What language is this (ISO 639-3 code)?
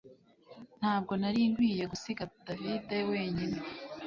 kin